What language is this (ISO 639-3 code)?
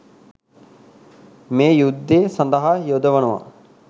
sin